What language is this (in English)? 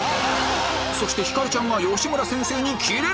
Japanese